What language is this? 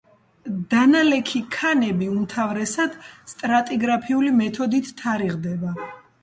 Georgian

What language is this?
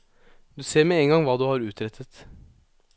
Norwegian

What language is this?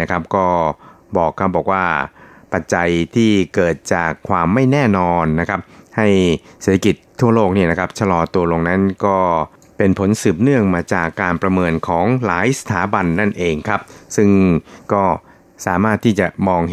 Thai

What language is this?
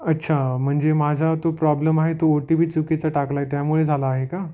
Marathi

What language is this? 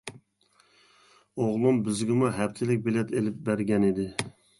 Uyghur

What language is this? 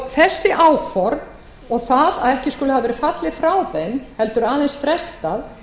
Icelandic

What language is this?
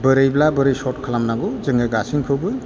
Bodo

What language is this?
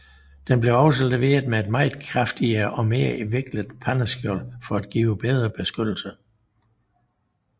Danish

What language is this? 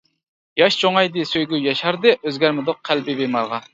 Uyghur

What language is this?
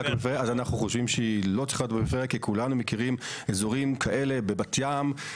Hebrew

